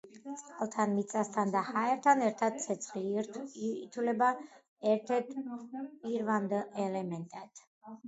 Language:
Georgian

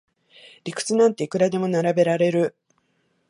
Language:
Japanese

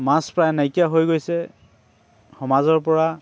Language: Assamese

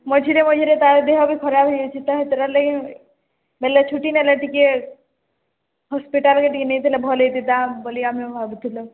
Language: Odia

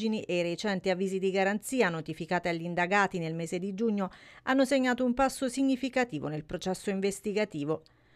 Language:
Italian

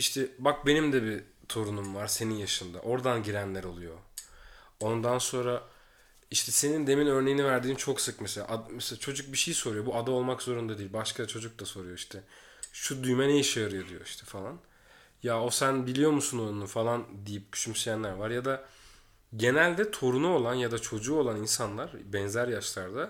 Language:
Turkish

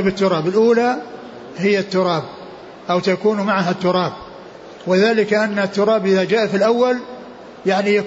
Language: Arabic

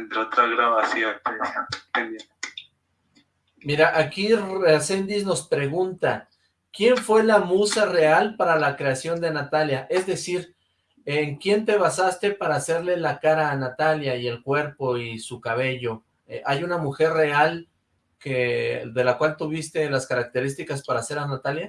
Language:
Spanish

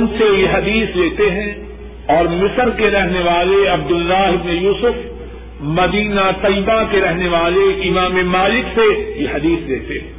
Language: Urdu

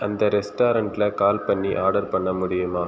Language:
Tamil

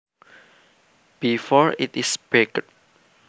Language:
Javanese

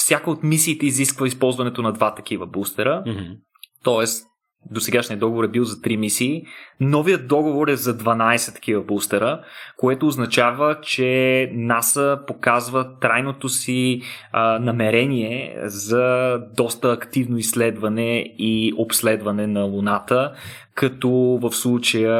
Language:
Bulgarian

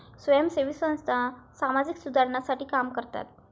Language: Marathi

